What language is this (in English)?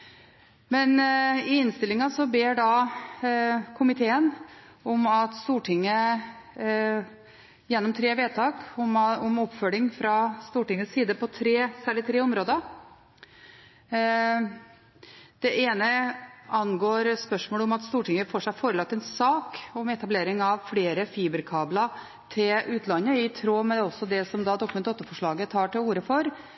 Norwegian Bokmål